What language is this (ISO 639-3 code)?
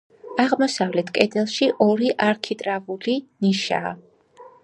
kat